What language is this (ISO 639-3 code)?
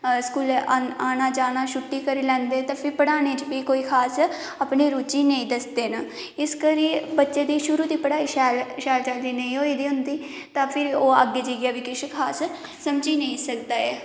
doi